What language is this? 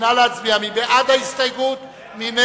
Hebrew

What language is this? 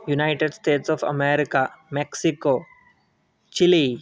Sanskrit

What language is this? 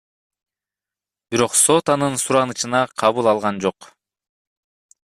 Kyrgyz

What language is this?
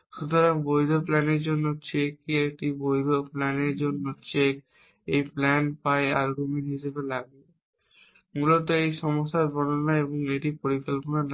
Bangla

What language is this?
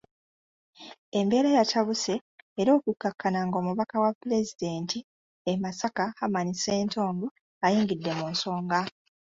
Ganda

